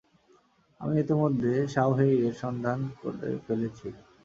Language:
Bangla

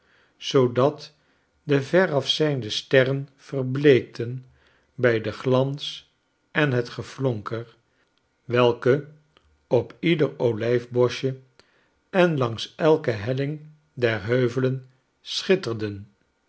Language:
Dutch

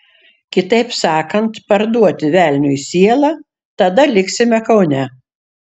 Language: Lithuanian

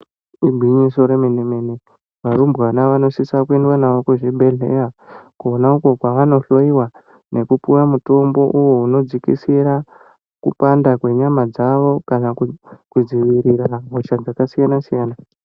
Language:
Ndau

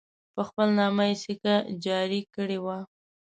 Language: Pashto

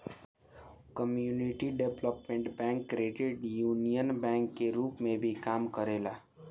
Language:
Bhojpuri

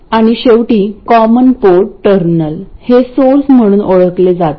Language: Marathi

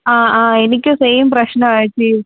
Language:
Malayalam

